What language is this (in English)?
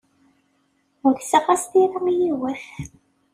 Kabyle